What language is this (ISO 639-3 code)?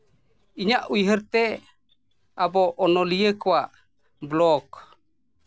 sat